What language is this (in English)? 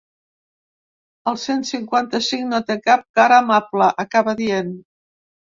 Catalan